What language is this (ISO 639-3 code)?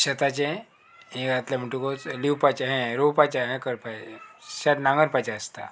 kok